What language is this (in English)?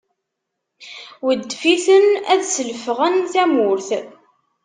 Kabyle